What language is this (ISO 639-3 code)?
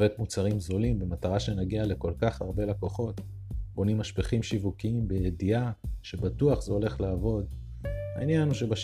heb